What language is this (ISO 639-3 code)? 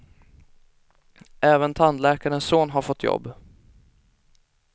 swe